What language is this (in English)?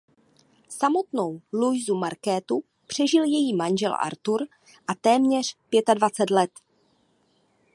Czech